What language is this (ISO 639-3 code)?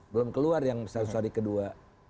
ind